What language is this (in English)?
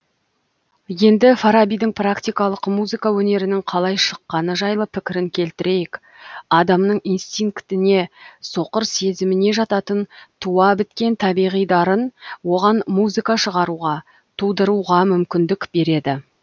Kazakh